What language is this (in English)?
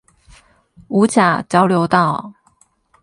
Chinese